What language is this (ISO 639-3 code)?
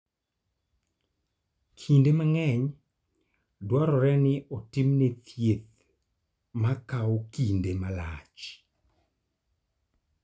luo